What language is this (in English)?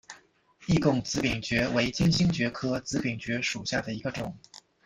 Chinese